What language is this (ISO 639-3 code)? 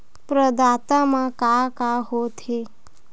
hne